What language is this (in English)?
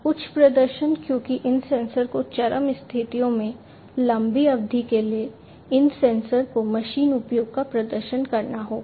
Hindi